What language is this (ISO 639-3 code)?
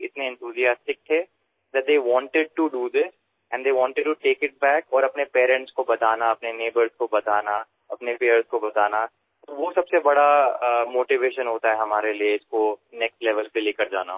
asm